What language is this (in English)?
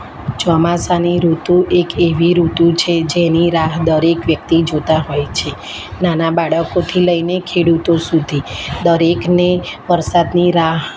Gujarati